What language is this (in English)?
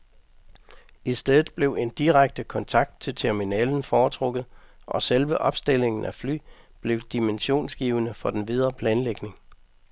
Danish